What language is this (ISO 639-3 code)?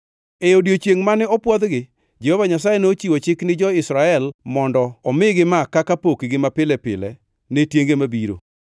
luo